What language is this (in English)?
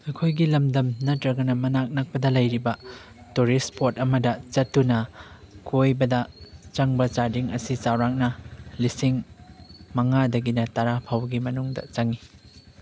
Manipuri